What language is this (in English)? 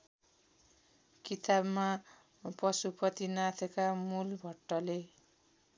Nepali